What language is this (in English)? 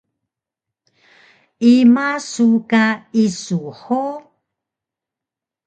Taroko